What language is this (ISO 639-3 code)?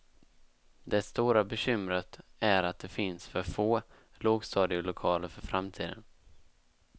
swe